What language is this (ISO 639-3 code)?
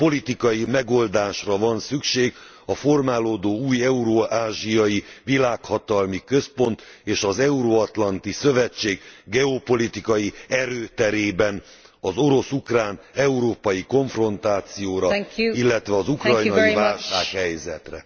hun